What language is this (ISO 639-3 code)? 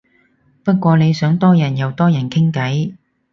yue